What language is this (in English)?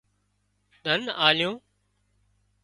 Wadiyara Koli